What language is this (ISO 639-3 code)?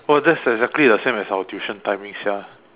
eng